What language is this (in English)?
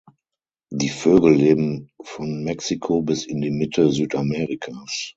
German